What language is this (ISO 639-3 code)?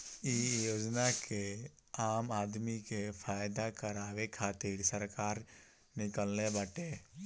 bho